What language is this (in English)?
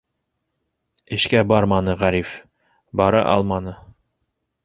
Bashkir